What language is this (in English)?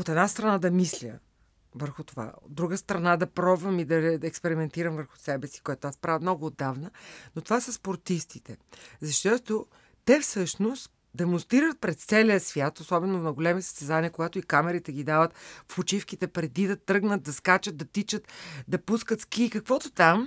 Bulgarian